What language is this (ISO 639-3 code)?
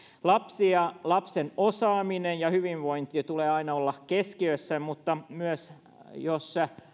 fin